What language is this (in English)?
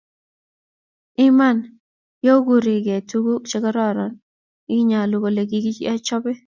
Kalenjin